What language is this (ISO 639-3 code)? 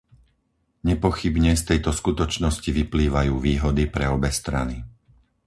slk